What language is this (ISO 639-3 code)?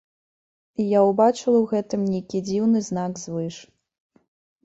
bel